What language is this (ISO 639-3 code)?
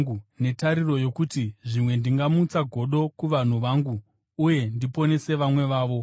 sna